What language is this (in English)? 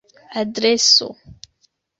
Esperanto